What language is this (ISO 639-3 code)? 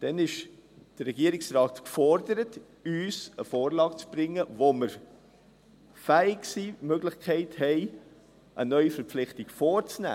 gsw